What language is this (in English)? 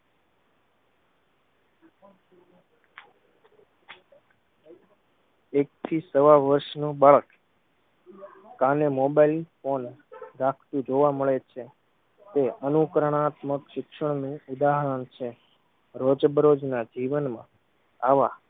Gujarati